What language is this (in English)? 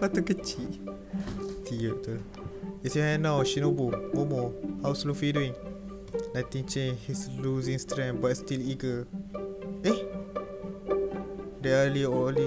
Malay